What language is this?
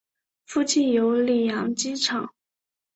Chinese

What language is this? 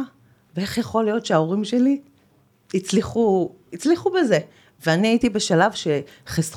Hebrew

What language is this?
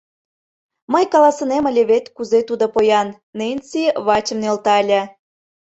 Mari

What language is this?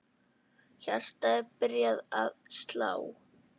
Icelandic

